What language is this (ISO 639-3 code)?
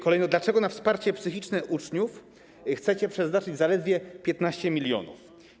pol